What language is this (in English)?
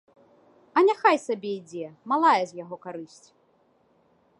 Belarusian